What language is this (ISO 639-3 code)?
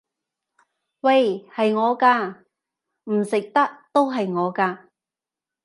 yue